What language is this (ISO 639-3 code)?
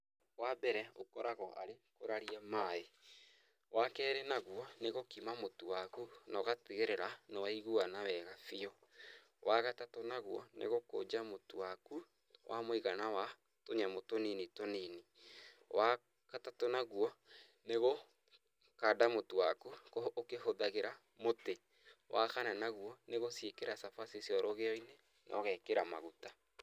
kik